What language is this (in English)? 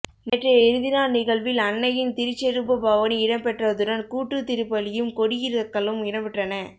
Tamil